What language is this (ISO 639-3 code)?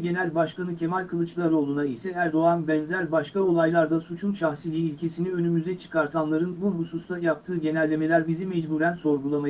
tur